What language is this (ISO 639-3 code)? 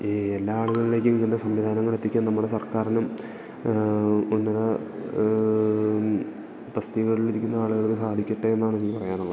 mal